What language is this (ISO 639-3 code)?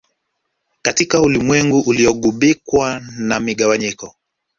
swa